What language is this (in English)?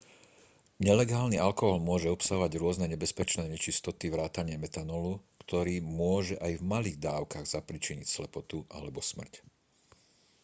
Slovak